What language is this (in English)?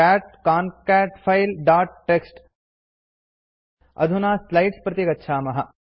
Sanskrit